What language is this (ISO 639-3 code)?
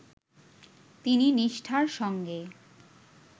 ben